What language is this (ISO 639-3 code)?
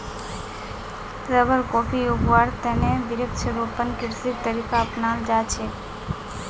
mag